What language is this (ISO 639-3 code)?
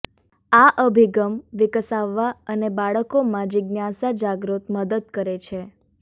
guj